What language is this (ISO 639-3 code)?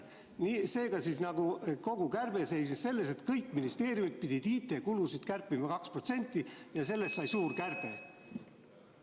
est